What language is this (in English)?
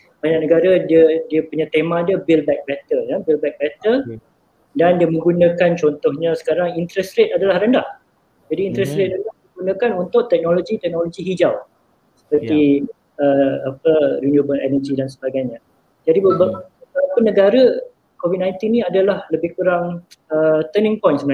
Malay